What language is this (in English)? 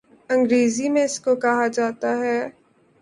Urdu